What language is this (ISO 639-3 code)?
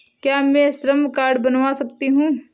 hin